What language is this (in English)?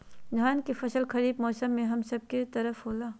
Magahi